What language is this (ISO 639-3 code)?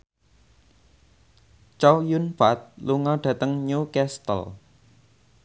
jav